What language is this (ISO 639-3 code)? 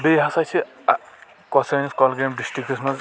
kas